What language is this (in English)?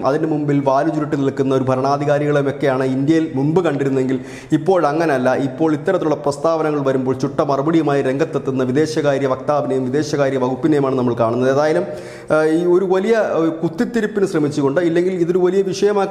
Turkish